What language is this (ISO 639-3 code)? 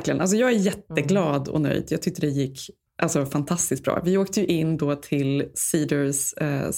swe